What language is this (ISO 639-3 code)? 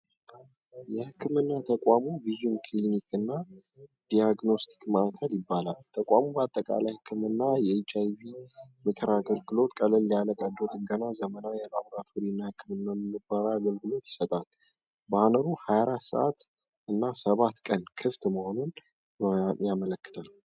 amh